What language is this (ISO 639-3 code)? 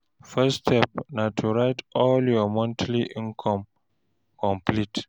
pcm